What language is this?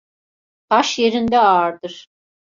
Turkish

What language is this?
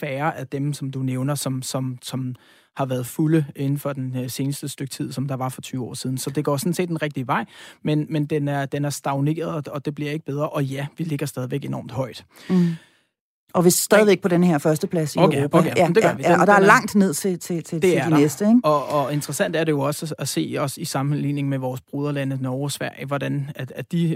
Danish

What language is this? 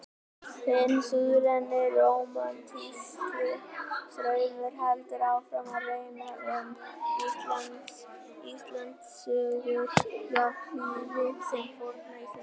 Icelandic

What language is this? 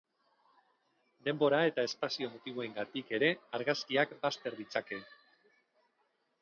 Basque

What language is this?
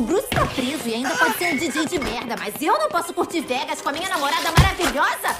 Portuguese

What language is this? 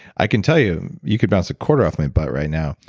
English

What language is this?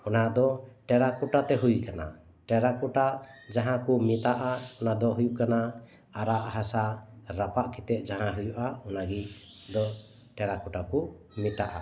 Santali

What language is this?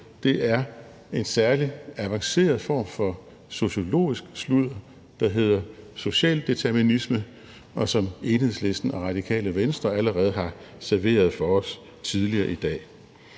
Danish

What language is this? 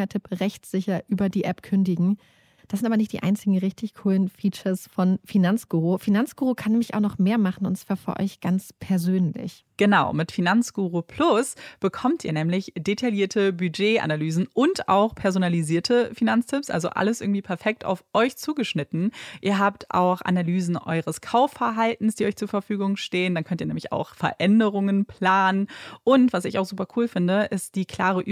German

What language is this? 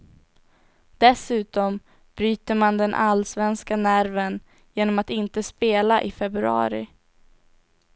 Swedish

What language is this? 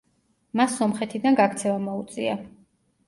Georgian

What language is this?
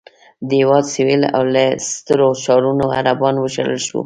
Pashto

